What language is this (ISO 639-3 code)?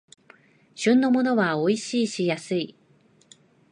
jpn